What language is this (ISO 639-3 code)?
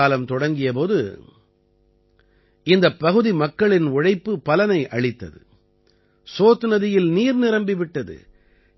tam